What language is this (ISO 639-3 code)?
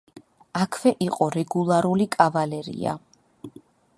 kat